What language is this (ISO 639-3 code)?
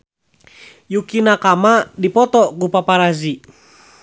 sun